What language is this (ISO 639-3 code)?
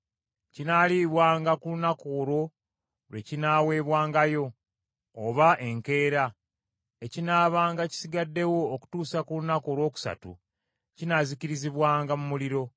lug